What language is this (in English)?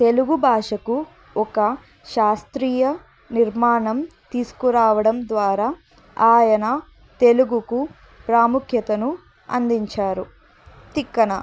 Telugu